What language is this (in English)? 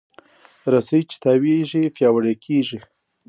Pashto